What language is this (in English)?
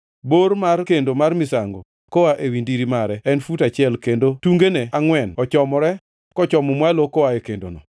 Luo (Kenya and Tanzania)